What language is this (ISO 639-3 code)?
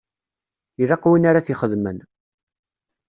kab